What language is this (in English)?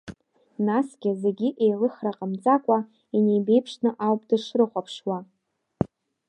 Abkhazian